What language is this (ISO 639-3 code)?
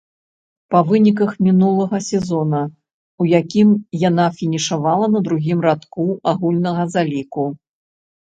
bel